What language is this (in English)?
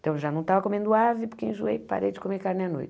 Portuguese